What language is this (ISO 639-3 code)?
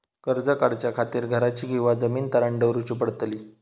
mar